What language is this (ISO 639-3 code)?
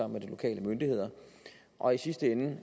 dan